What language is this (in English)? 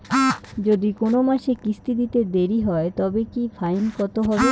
Bangla